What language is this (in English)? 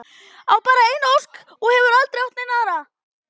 Icelandic